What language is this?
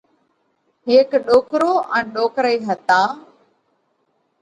Parkari Koli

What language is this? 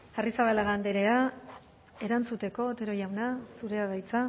Basque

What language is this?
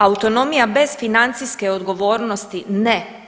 Croatian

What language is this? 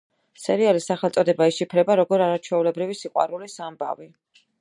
Georgian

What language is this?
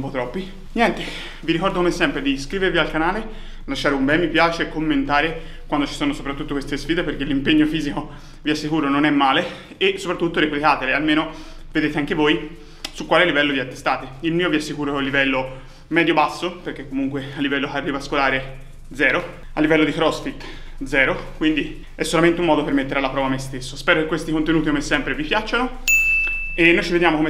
Italian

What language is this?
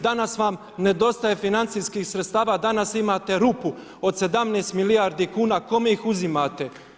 Croatian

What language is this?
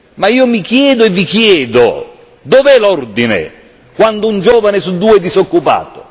Italian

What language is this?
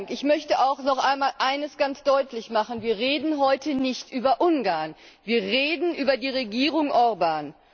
German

